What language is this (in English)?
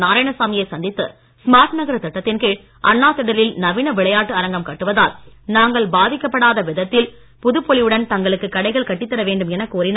Tamil